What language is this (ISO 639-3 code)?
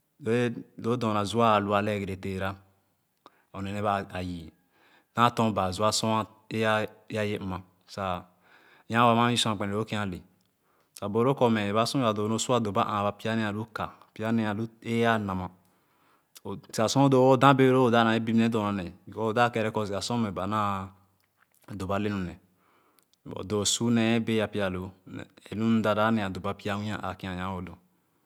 ogo